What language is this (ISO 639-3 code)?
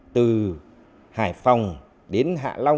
vie